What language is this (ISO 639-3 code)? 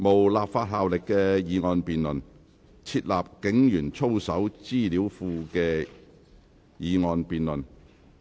yue